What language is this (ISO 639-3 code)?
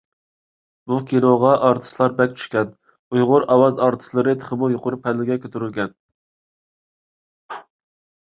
uig